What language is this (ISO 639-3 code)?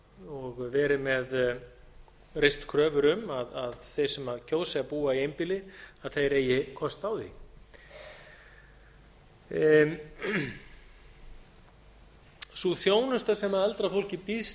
isl